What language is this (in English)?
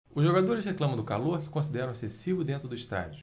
Portuguese